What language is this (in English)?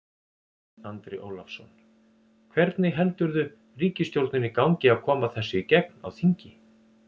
Icelandic